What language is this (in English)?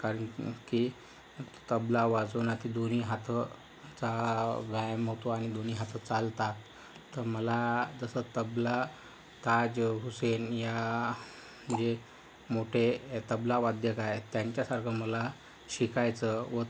Marathi